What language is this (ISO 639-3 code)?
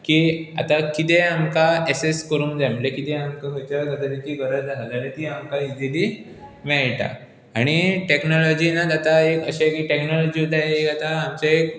kok